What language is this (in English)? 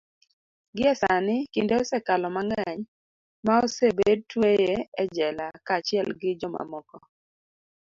Luo (Kenya and Tanzania)